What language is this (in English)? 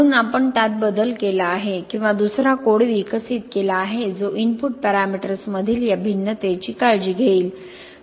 Marathi